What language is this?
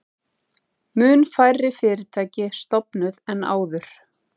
Icelandic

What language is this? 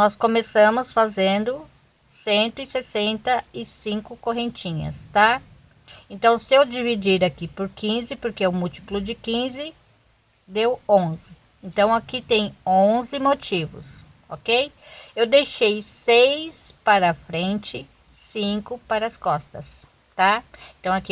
Portuguese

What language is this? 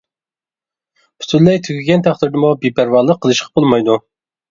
Uyghur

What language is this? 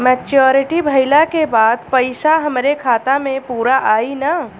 Bhojpuri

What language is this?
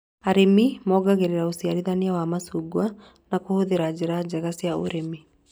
Kikuyu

